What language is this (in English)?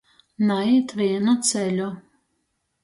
Latgalian